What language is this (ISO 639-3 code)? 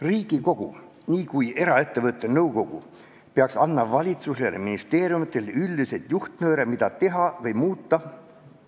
est